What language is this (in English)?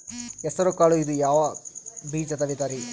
Kannada